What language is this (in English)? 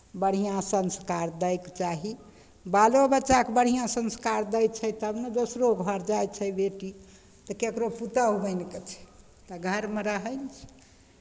Maithili